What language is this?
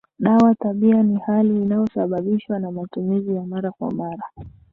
Swahili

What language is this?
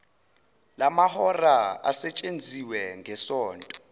Zulu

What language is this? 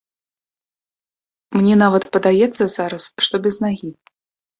Belarusian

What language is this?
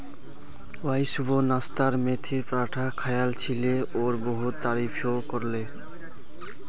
Magahi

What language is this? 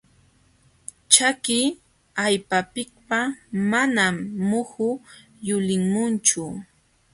Jauja Wanca Quechua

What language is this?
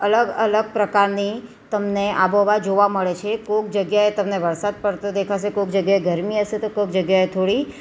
Gujarati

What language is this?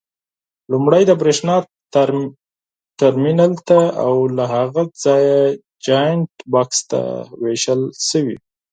Pashto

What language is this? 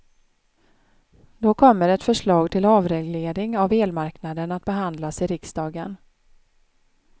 Swedish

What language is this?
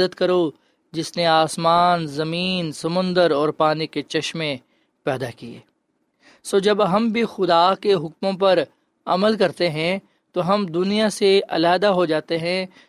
Urdu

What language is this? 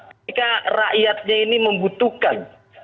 Indonesian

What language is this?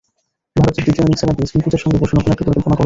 Bangla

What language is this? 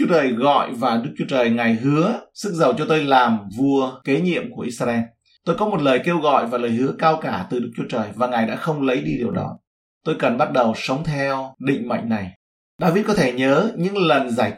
Vietnamese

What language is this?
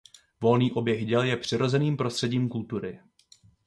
Czech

